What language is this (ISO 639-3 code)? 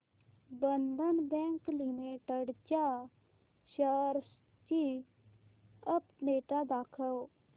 mar